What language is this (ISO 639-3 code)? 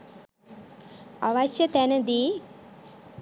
sin